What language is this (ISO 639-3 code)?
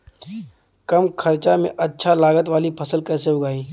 bho